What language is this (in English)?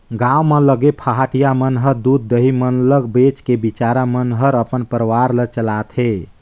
Chhattisgarhi